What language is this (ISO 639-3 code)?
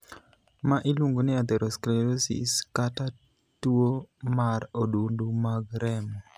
luo